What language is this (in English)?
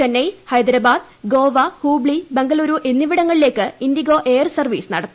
Malayalam